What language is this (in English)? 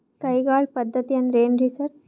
Kannada